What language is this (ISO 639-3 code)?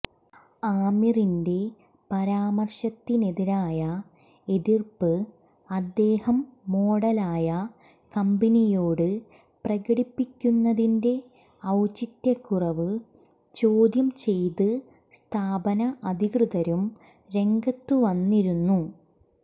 mal